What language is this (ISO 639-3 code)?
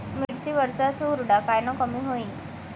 mar